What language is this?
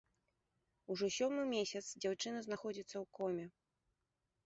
Belarusian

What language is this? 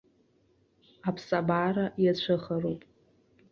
Abkhazian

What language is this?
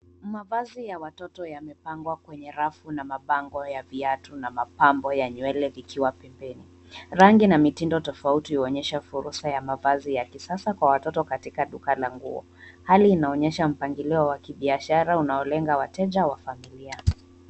Swahili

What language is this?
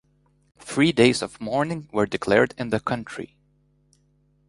English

